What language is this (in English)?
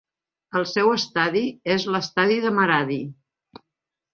Catalan